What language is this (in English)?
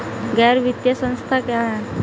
Hindi